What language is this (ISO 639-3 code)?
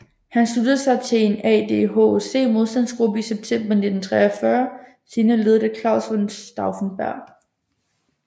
dan